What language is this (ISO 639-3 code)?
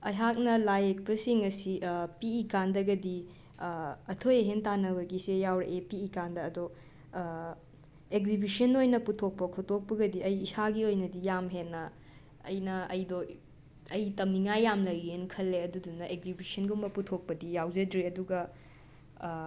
mni